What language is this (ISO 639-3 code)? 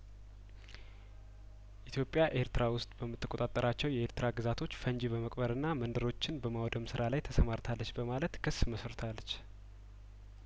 amh